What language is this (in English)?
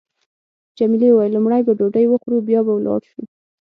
Pashto